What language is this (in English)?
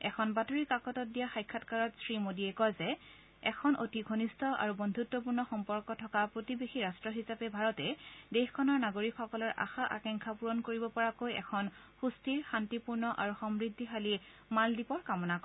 Assamese